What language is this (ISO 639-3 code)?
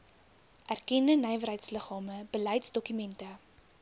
afr